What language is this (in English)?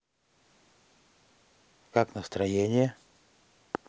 Russian